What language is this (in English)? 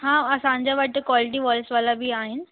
Sindhi